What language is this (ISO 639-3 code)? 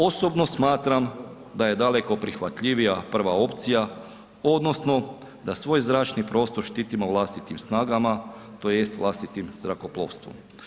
hrv